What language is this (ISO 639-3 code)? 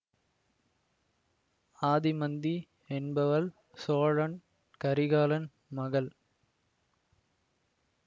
tam